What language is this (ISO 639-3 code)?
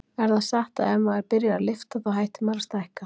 isl